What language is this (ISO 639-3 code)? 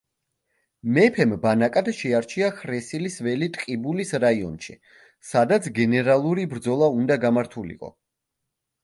kat